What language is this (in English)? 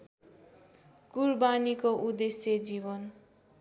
Nepali